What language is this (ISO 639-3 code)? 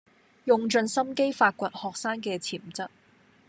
yue